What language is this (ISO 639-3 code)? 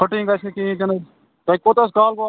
kas